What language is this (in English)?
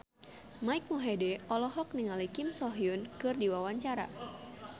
Sundanese